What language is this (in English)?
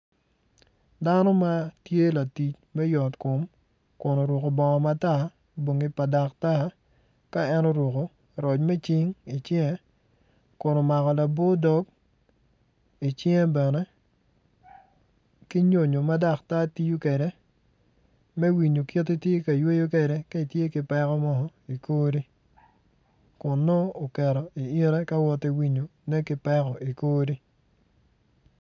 Acoli